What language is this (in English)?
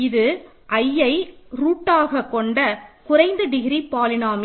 Tamil